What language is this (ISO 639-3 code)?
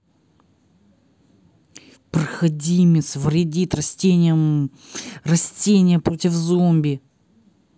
rus